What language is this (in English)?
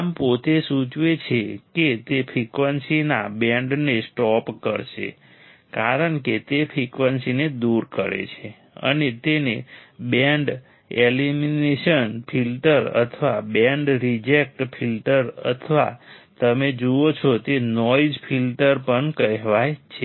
Gujarati